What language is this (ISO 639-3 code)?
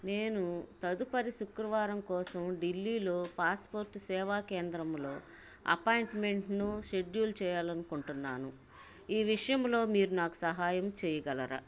tel